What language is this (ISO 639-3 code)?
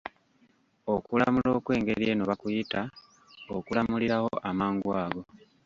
lug